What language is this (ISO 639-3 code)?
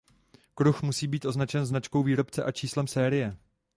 ces